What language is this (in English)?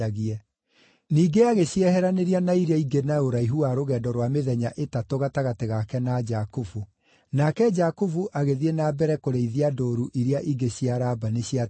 Kikuyu